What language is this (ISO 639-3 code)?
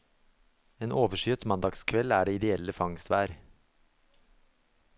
nor